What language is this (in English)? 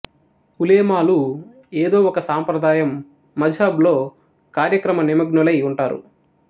Telugu